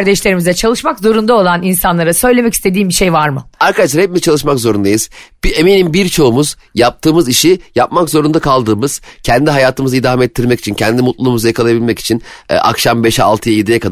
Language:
Turkish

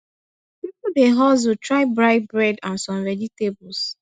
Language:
Nigerian Pidgin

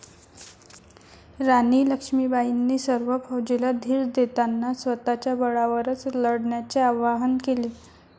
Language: Marathi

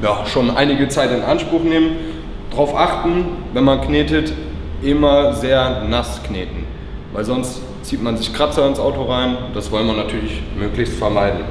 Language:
German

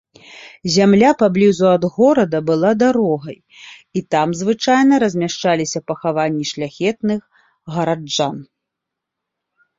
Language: Belarusian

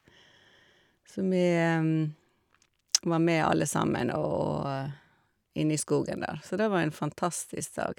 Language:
Norwegian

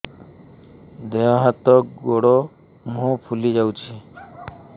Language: Odia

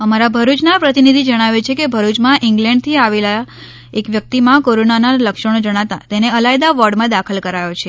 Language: Gujarati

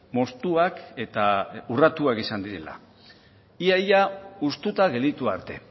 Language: Basque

